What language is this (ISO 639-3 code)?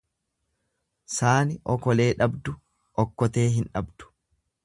orm